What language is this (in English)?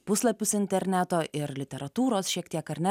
Lithuanian